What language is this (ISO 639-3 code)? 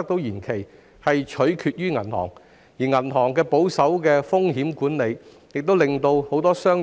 yue